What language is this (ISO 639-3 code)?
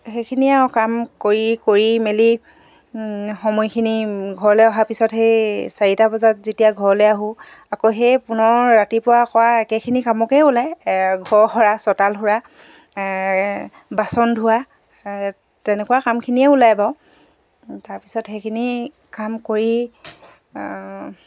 asm